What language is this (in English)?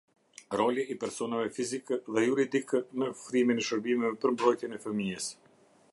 Albanian